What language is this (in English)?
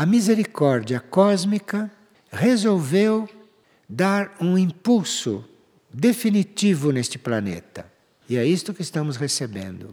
Portuguese